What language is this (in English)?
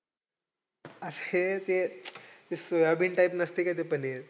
Marathi